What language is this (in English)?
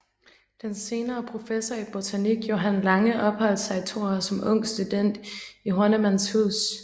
Danish